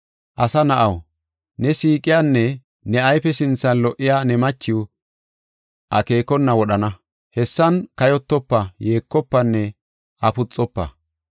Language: Gofa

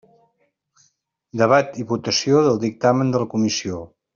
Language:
Catalan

